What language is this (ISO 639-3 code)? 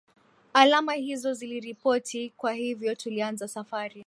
swa